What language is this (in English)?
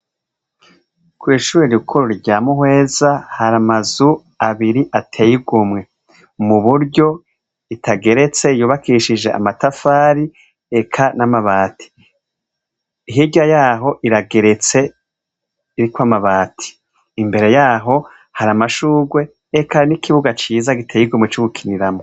Rundi